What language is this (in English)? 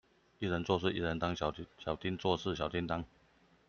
Chinese